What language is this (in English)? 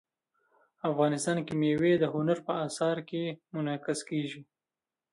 Pashto